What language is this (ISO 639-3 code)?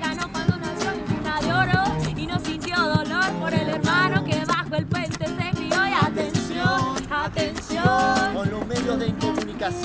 spa